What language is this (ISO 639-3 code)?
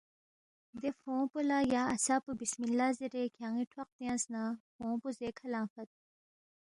bft